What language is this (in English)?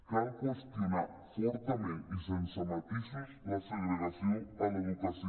Catalan